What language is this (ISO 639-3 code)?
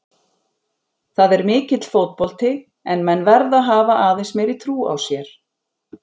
isl